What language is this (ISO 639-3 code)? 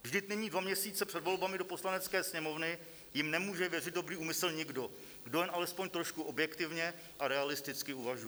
ces